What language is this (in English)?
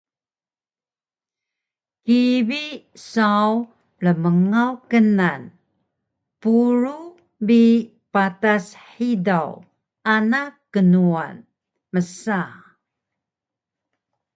Taroko